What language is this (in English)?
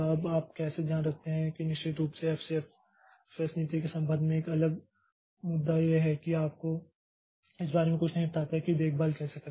Hindi